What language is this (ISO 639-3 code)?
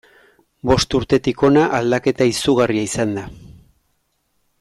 eus